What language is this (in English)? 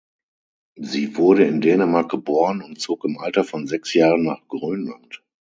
German